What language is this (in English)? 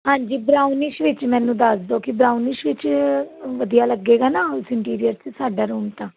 Punjabi